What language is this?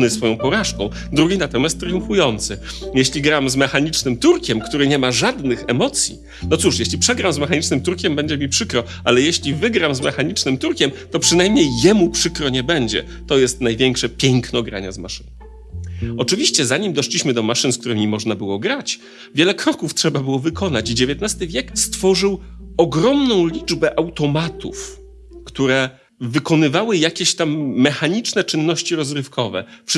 Polish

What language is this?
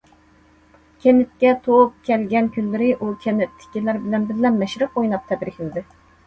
Uyghur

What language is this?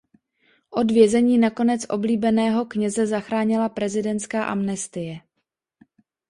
Czech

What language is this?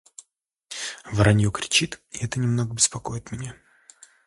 Russian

